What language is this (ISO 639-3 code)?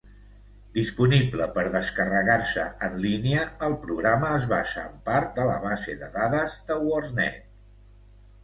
cat